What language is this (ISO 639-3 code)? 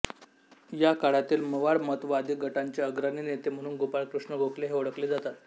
mar